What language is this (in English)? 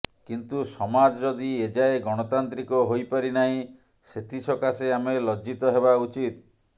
Odia